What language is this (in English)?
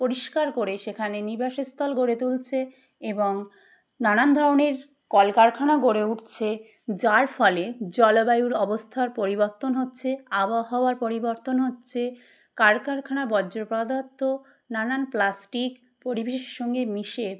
Bangla